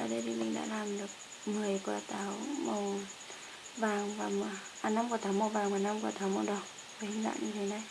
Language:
Vietnamese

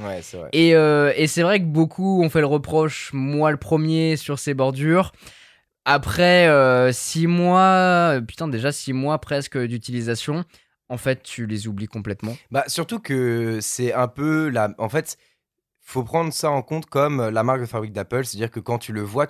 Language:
French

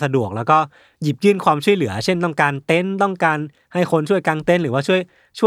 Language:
Thai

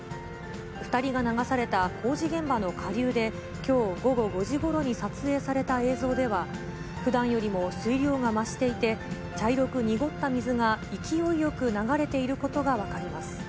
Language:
Japanese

